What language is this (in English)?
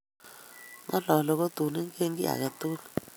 Kalenjin